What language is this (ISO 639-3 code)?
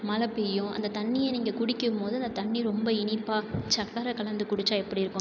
tam